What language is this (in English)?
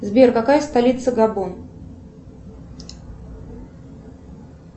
Russian